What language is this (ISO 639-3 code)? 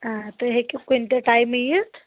kas